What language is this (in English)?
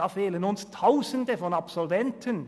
Swiss German